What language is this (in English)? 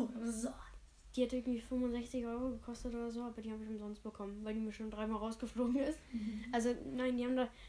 German